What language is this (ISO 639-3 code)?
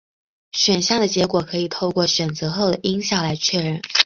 zho